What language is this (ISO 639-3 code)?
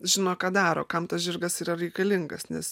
lit